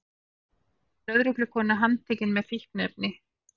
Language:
Icelandic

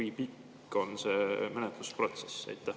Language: Estonian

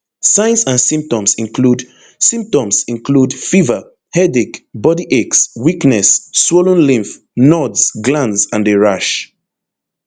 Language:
Nigerian Pidgin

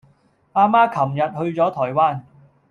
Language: Cantonese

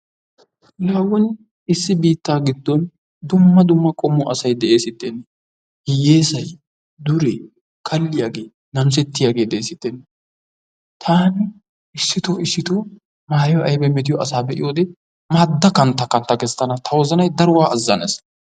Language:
Wolaytta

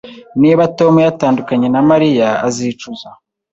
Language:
Kinyarwanda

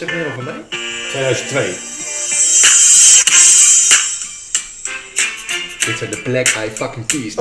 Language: Dutch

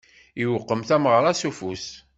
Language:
Kabyle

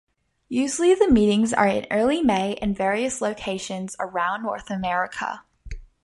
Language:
English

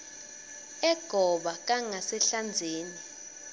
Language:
Swati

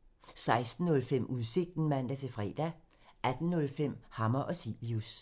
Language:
Danish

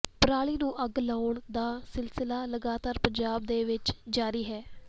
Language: Punjabi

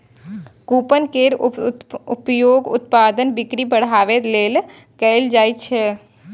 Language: Maithili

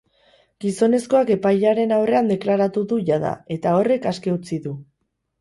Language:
Basque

